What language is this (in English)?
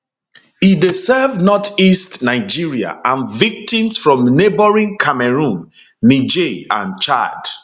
Nigerian Pidgin